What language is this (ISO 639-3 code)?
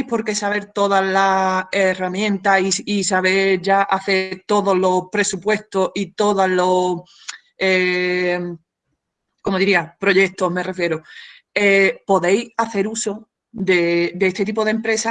spa